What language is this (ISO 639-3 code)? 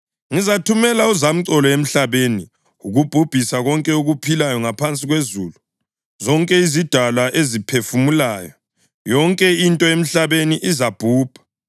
nde